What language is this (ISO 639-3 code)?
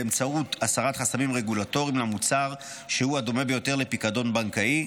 heb